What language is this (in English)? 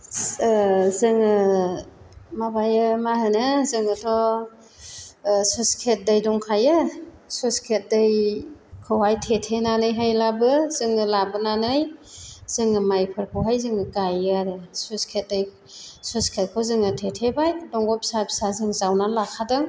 Bodo